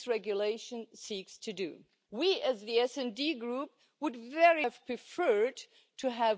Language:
English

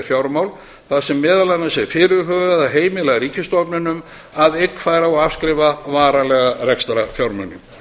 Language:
Icelandic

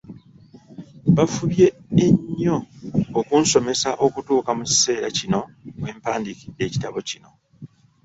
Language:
Ganda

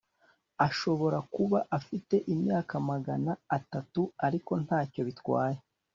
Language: Kinyarwanda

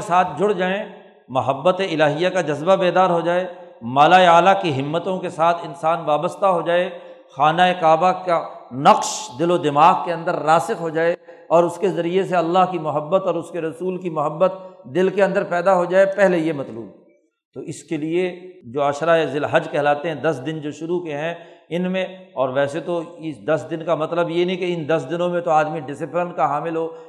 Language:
Urdu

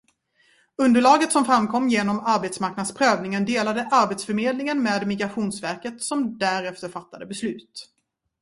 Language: Swedish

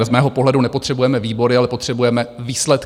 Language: Czech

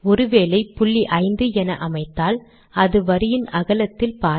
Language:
Tamil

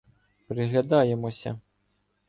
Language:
Ukrainian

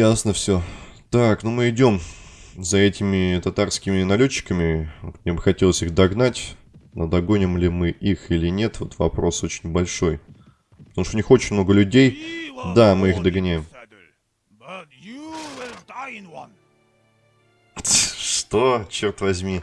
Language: Russian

